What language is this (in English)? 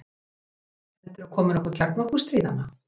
Icelandic